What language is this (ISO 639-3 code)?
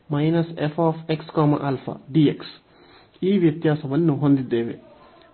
kan